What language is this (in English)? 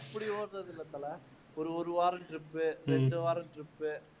Tamil